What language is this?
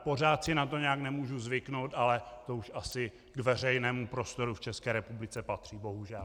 Czech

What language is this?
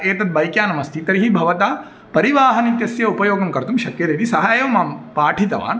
Sanskrit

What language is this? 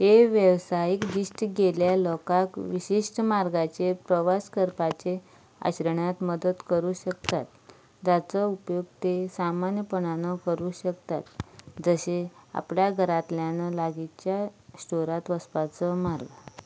Konkani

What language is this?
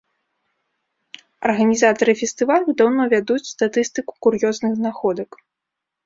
Belarusian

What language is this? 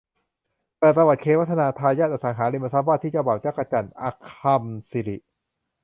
Thai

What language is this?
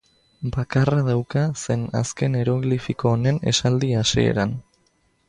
Basque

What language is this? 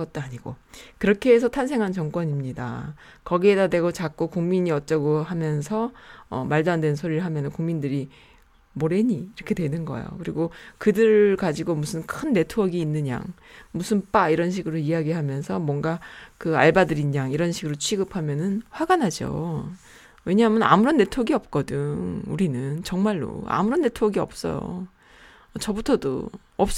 Korean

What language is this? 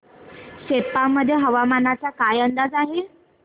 Marathi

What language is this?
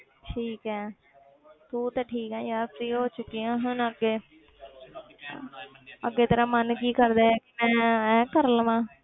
Punjabi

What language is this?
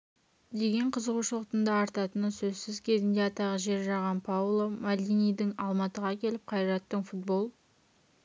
Kazakh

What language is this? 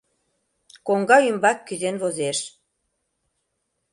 Mari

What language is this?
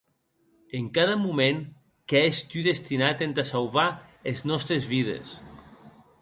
Occitan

